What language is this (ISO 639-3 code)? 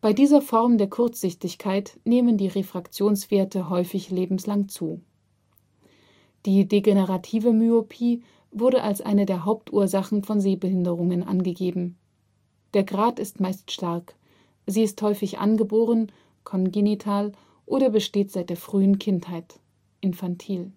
deu